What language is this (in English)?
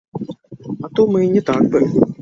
Belarusian